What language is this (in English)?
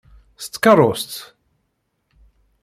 Kabyle